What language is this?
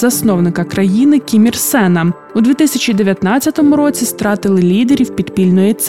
Ukrainian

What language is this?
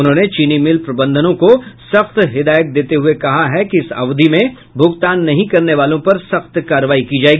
Hindi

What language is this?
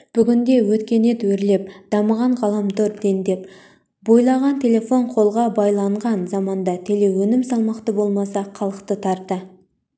Kazakh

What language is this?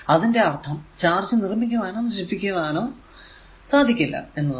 Malayalam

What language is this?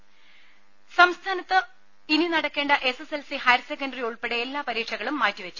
Malayalam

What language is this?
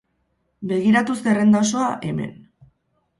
Basque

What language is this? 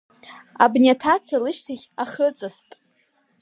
Abkhazian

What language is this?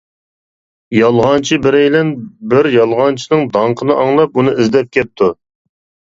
Uyghur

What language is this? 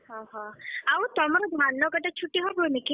Odia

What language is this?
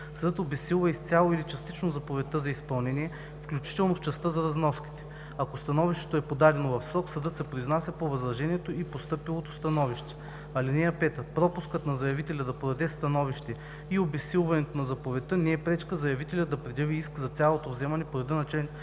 Bulgarian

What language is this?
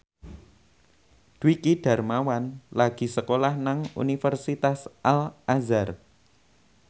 Javanese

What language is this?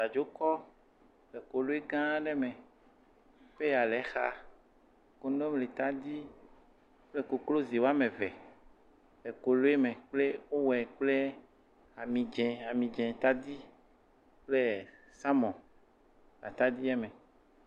Ewe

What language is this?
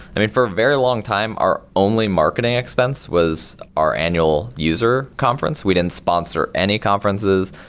English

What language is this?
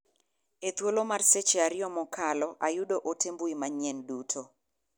Luo (Kenya and Tanzania)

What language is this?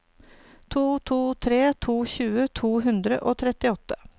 Norwegian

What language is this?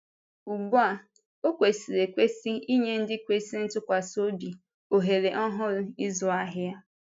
Igbo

